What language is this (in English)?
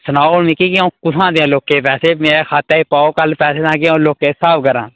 Dogri